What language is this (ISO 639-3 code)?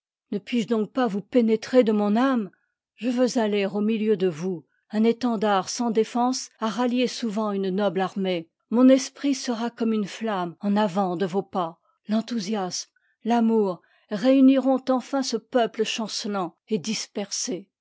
fra